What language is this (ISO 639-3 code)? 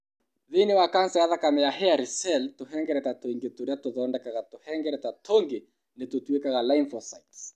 kik